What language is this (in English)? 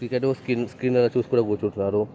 Telugu